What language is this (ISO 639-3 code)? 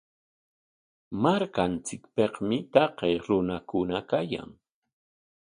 qwa